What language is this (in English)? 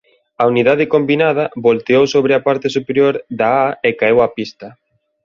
Galician